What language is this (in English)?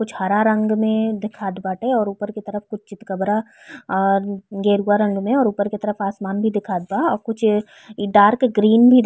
Bhojpuri